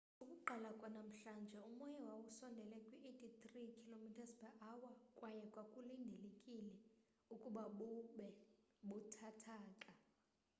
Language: Xhosa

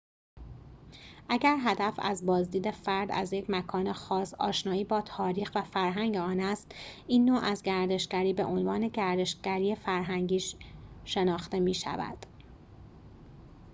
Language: Persian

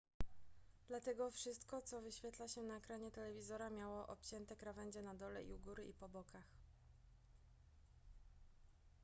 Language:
Polish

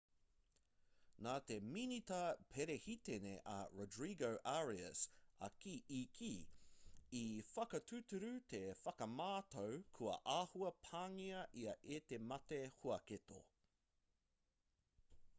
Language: Māori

